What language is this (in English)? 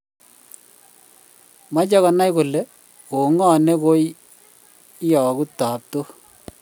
Kalenjin